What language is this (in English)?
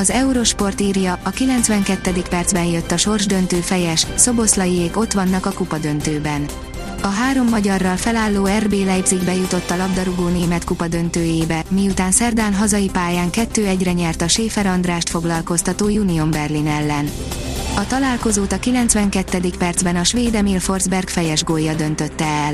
Hungarian